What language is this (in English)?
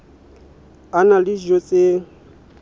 Southern Sotho